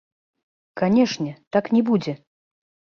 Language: Belarusian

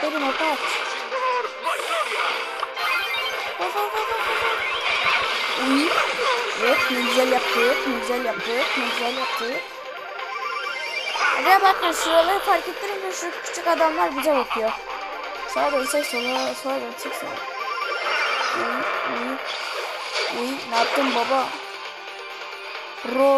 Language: Turkish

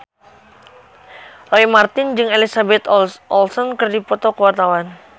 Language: Sundanese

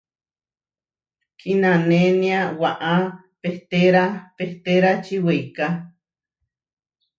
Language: Huarijio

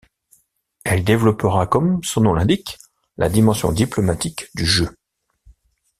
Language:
French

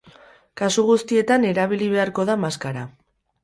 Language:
Basque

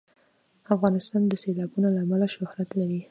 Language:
Pashto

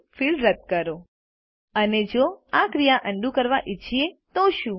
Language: Gujarati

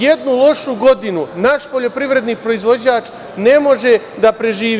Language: Serbian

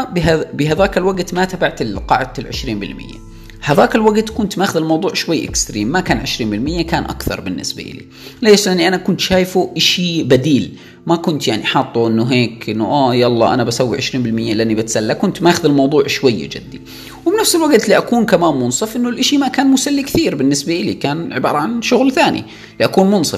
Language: Arabic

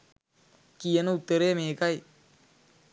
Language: Sinhala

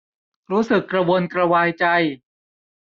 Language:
Thai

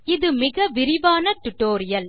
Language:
Tamil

